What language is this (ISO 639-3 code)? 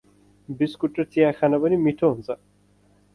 nep